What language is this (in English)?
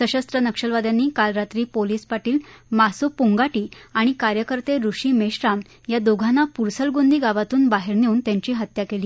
Marathi